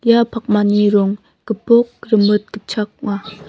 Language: Garo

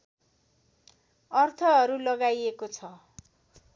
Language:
Nepali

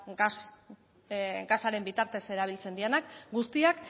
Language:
Basque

